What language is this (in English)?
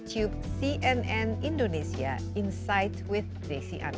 Indonesian